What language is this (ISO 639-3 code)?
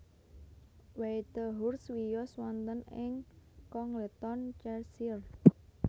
jav